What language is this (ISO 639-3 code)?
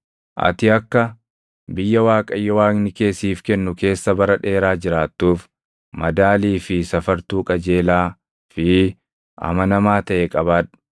orm